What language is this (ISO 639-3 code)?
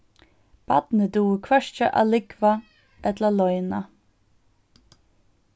fao